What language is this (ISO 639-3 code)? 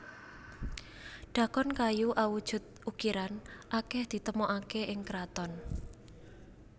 jav